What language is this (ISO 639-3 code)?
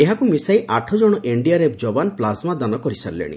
ori